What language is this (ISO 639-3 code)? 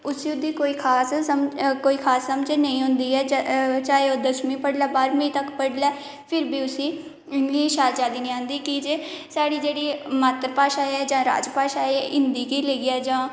doi